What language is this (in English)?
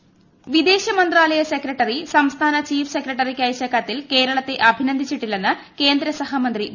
Malayalam